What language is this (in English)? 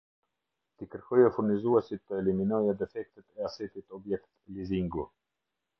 Albanian